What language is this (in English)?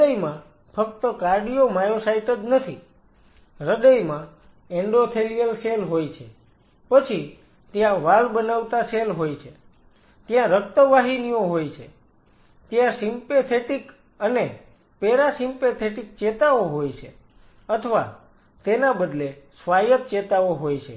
Gujarati